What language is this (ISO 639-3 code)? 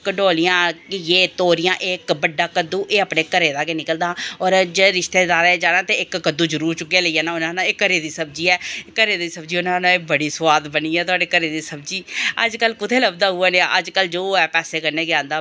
doi